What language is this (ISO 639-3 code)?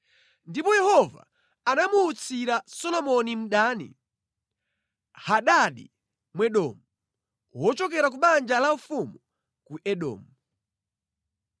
nya